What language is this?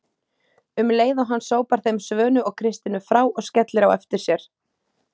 Icelandic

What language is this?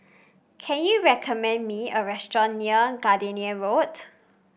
English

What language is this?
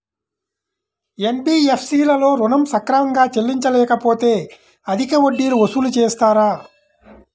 Telugu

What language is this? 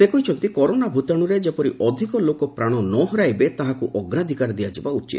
Odia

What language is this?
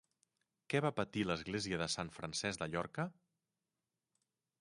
Catalan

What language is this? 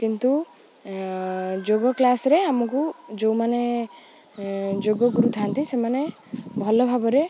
Odia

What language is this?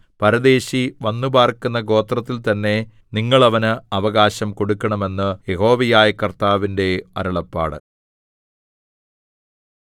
Malayalam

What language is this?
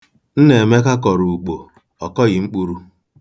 Igbo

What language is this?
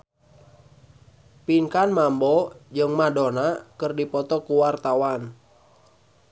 Sundanese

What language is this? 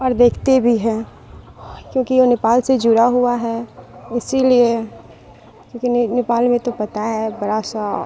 Urdu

